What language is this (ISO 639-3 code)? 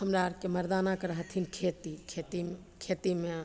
mai